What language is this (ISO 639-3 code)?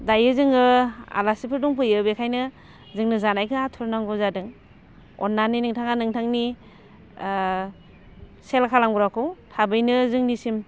brx